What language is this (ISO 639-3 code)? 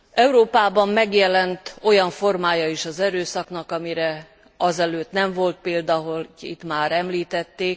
hun